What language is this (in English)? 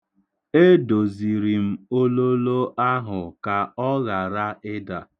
Igbo